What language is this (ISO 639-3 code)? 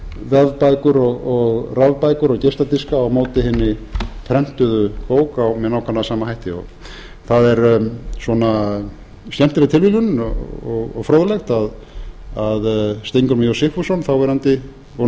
isl